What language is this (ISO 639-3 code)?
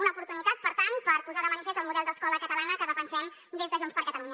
cat